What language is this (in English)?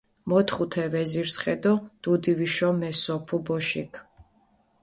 Mingrelian